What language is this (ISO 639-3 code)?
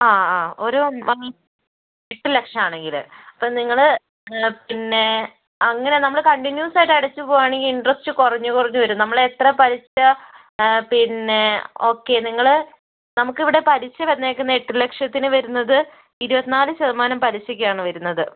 mal